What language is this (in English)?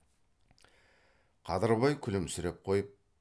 Kazakh